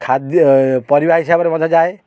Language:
Odia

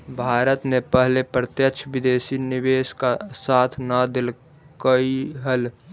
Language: Magahi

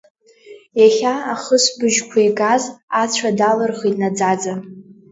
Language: Abkhazian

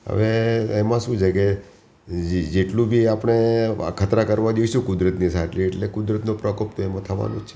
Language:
Gujarati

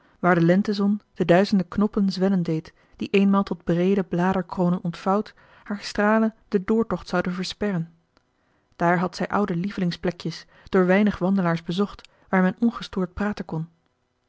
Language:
Dutch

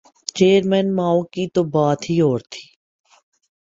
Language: Urdu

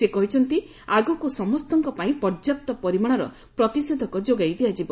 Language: Odia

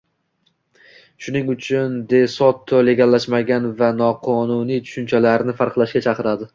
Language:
Uzbek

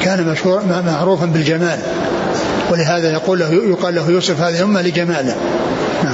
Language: Arabic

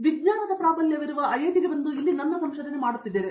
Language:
Kannada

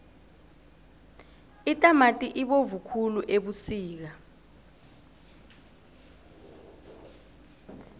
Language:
South Ndebele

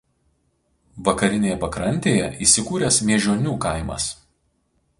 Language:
Lithuanian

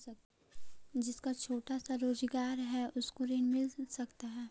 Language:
Magahi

